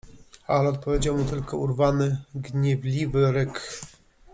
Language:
Polish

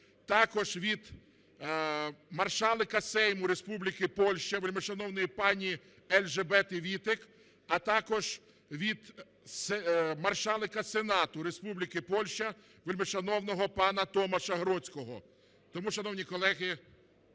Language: Ukrainian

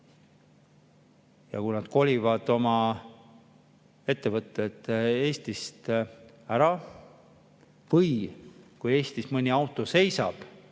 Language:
Estonian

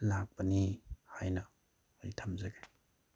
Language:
Manipuri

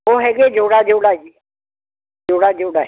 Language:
Punjabi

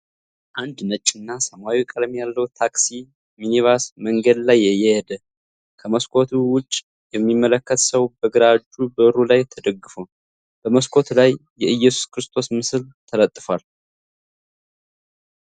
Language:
Amharic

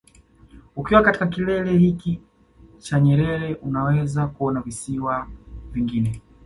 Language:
Swahili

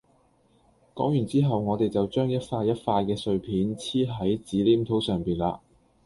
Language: Cantonese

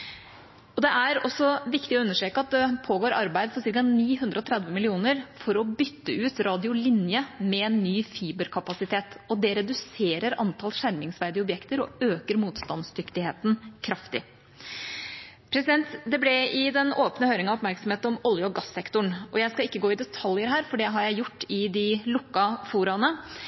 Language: Norwegian Bokmål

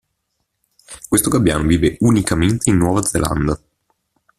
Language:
Italian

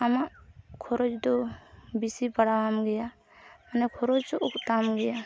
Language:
Santali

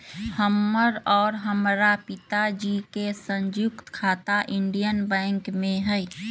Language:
Magahi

